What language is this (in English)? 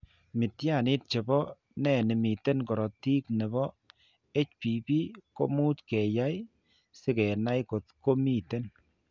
Kalenjin